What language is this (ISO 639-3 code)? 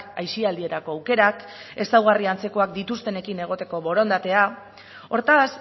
eus